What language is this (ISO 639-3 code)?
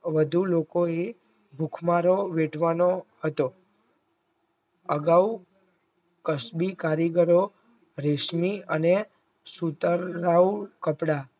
guj